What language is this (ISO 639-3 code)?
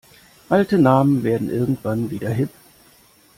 deu